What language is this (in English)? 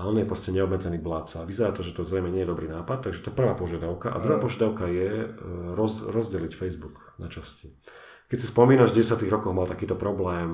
Slovak